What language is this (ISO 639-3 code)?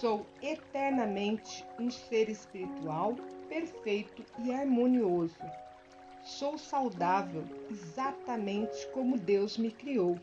por